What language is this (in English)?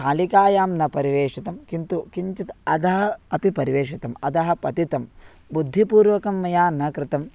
Sanskrit